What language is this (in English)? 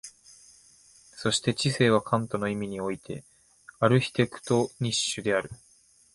Japanese